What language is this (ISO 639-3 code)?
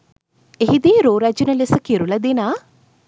sin